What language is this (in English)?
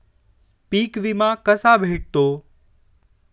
Marathi